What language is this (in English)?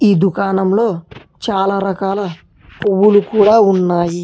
Telugu